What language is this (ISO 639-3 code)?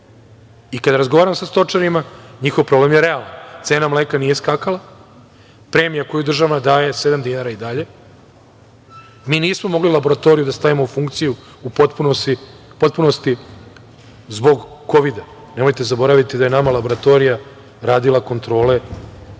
srp